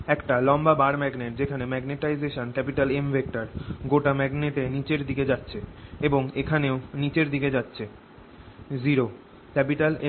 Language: Bangla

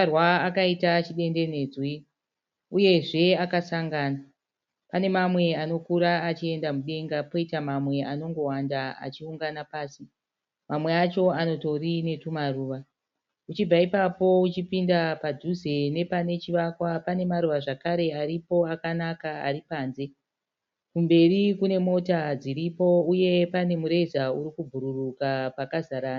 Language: Shona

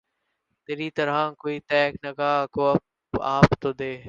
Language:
Urdu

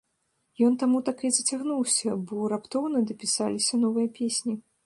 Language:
Belarusian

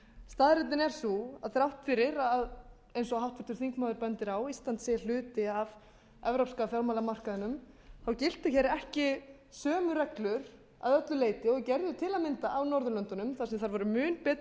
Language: Icelandic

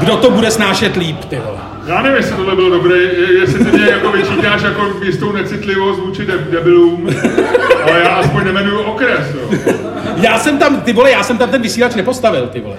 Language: Czech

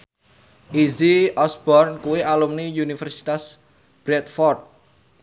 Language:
Javanese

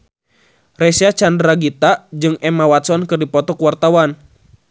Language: Sundanese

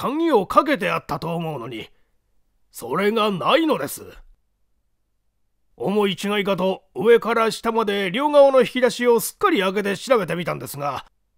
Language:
Japanese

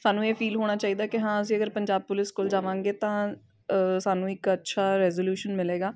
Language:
Punjabi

